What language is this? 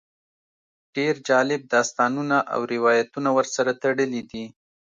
Pashto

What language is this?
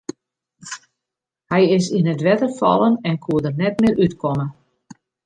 Western Frisian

